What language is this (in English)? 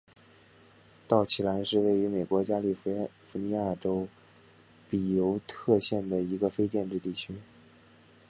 Chinese